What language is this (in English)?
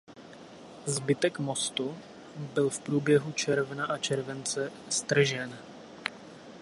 Czech